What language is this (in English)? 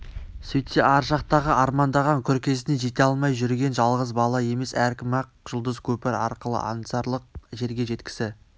Kazakh